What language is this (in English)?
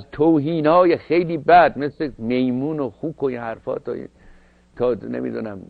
Persian